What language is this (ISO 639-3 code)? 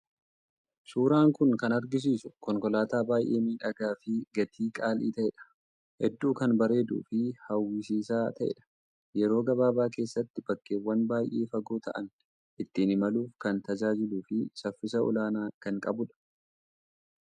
orm